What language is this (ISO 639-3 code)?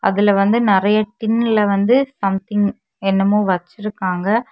tam